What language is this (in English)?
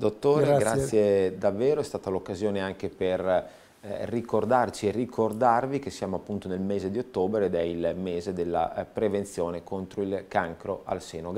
Italian